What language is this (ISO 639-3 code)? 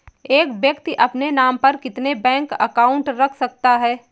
hin